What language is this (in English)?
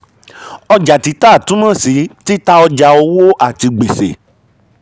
Yoruba